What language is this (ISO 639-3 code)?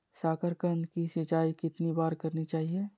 mag